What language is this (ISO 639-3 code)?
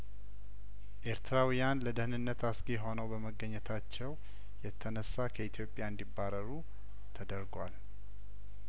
amh